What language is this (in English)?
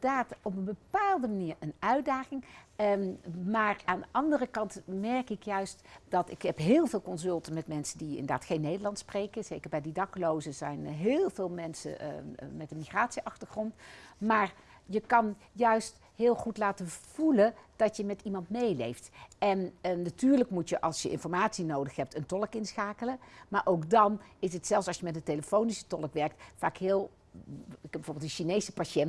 Dutch